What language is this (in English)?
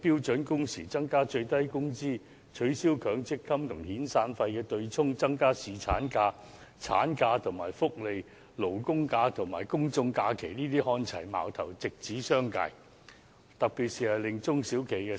Cantonese